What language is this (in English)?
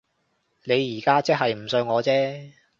Cantonese